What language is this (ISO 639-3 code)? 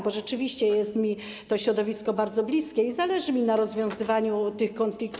pol